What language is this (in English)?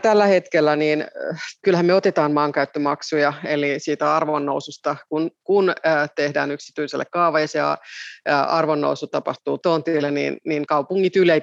Finnish